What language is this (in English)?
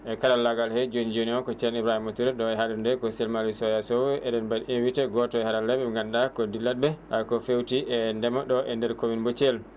Fula